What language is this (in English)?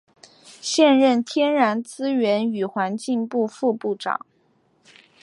Chinese